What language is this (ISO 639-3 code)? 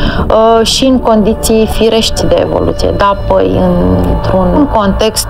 ron